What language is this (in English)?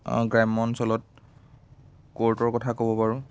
Assamese